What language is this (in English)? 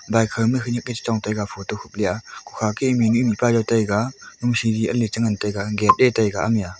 Wancho Naga